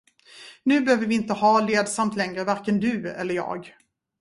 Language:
Swedish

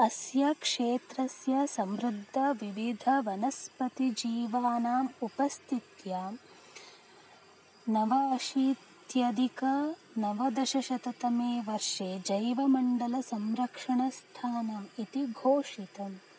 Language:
Sanskrit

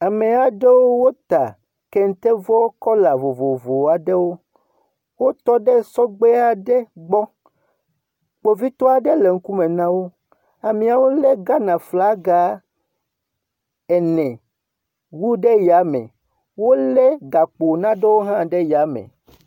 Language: Ewe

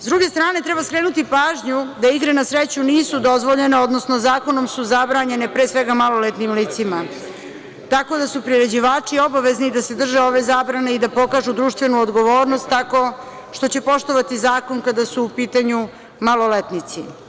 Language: Serbian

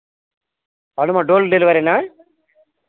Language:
Telugu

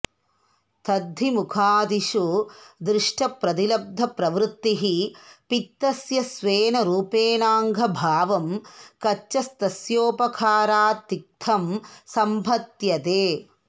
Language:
Sanskrit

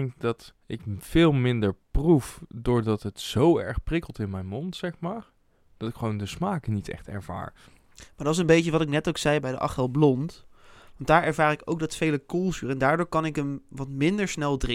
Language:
Dutch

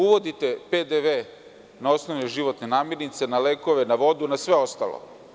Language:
Serbian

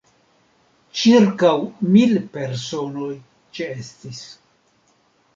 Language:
Esperanto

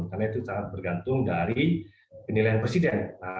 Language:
Indonesian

